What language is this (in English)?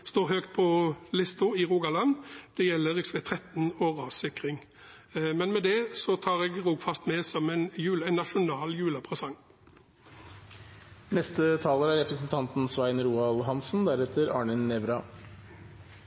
Norwegian Bokmål